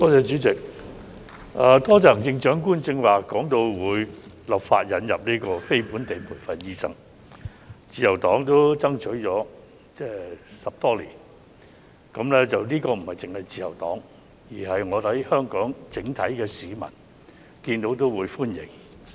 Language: Cantonese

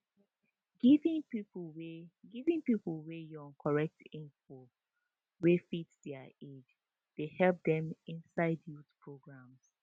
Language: Nigerian Pidgin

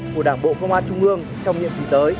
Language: Vietnamese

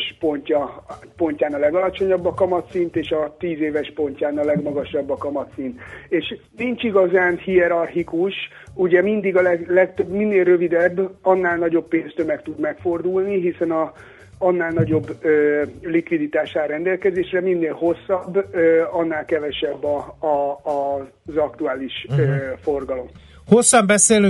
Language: Hungarian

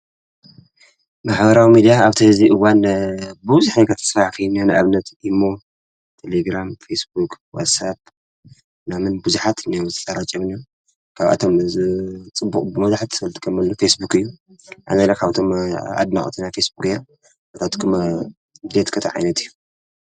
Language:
Tigrinya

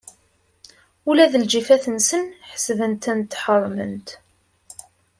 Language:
Kabyle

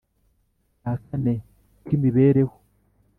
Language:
Kinyarwanda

